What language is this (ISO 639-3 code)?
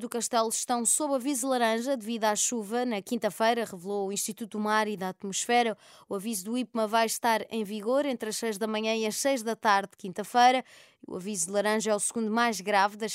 por